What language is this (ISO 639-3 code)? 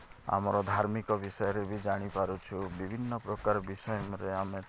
ori